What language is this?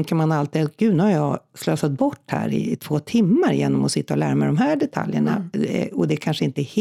Swedish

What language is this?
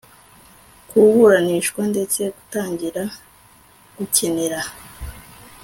Kinyarwanda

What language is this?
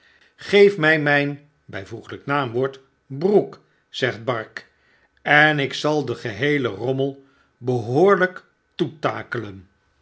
Dutch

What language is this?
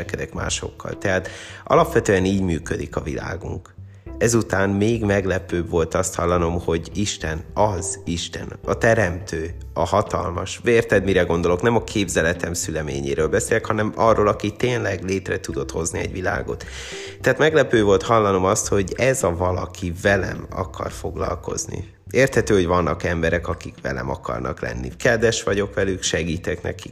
Hungarian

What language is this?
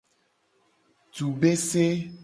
Gen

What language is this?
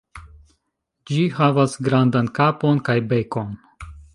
Esperanto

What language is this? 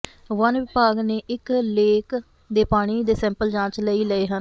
Punjabi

